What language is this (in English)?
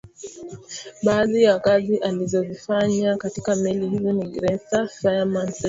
Swahili